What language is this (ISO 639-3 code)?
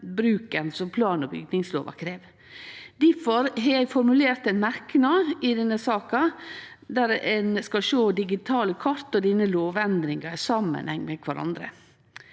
nor